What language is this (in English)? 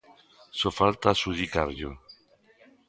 Galician